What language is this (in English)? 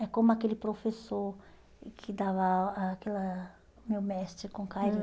Portuguese